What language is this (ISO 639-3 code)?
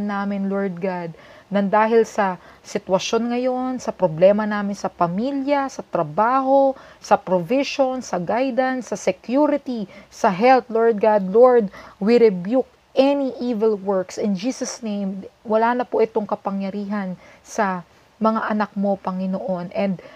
fil